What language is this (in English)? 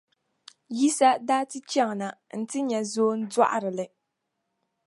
Dagbani